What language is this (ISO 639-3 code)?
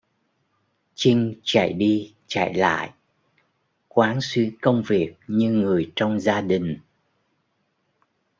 vie